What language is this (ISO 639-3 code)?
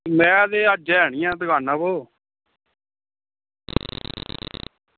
doi